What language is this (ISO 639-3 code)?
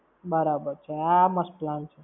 guj